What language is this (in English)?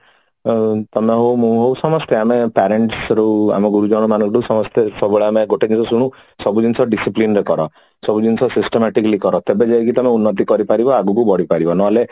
Odia